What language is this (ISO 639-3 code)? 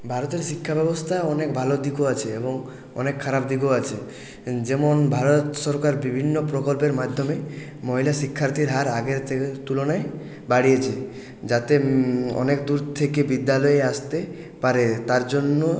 ben